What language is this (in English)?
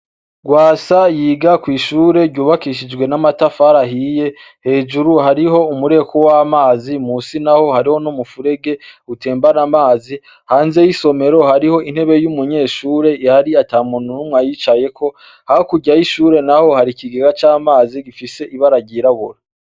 Rundi